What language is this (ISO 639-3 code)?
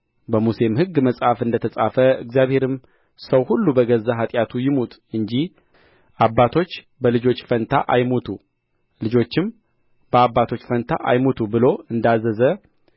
amh